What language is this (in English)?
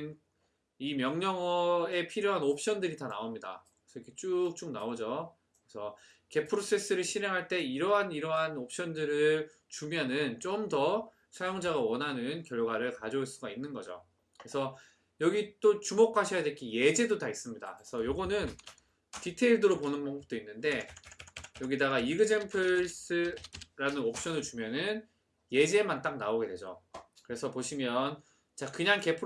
Korean